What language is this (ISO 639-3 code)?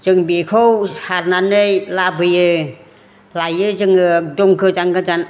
brx